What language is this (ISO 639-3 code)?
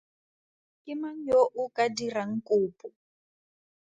tsn